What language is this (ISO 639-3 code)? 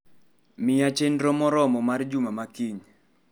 luo